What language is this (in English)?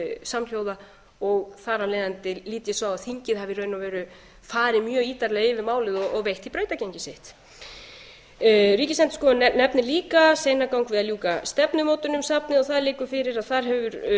Icelandic